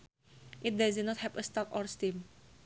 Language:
Sundanese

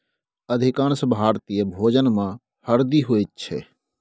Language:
Maithili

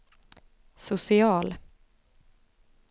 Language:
Swedish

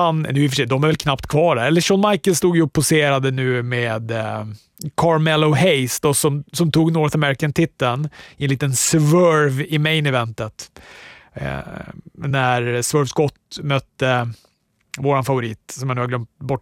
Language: Swedish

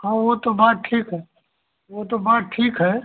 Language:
Hindi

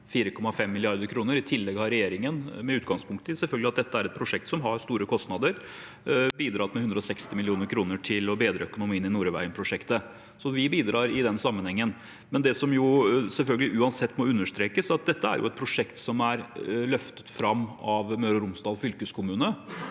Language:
Norwegian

